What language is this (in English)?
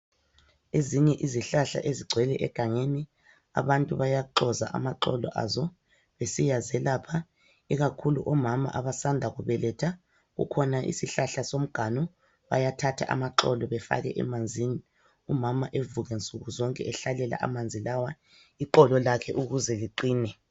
North Ndebele